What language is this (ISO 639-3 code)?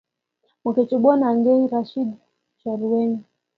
kln